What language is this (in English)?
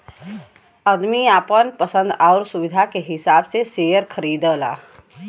Bhojpuri